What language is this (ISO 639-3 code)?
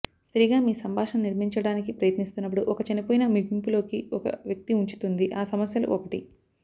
tel